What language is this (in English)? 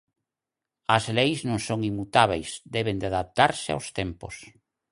Galician